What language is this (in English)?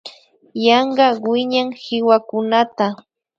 Imbabura Highland Quichua